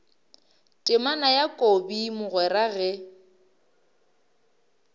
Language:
Northern Sotho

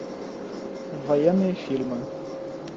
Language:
Russian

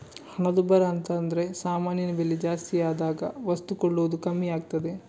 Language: Kannada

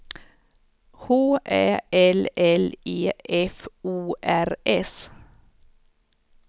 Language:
Swedish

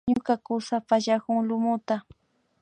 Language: Imbabura Highland Quichua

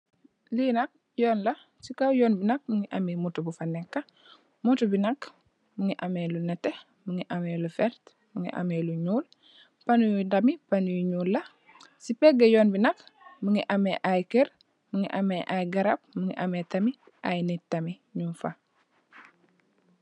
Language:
Wolof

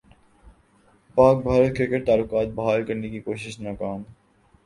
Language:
Urdu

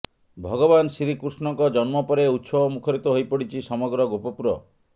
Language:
Odia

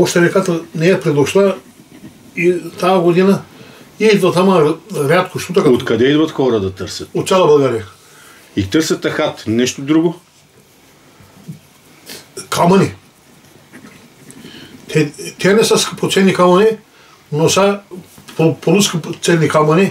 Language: Romanian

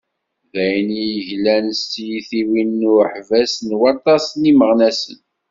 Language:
Kabyle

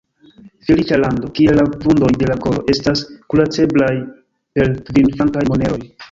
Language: Esperanto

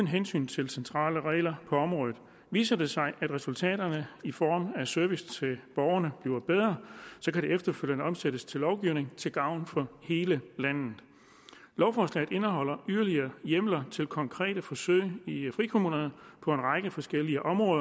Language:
Danish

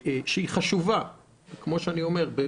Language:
Hebrew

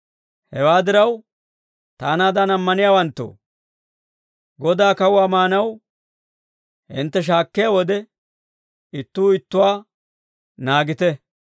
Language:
Dawro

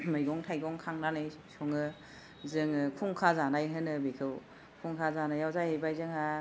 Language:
Bodo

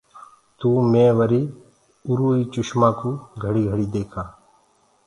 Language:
Gurgula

